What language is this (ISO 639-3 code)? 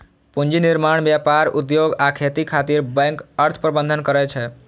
mai